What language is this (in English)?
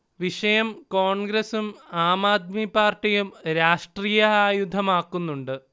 Malayalam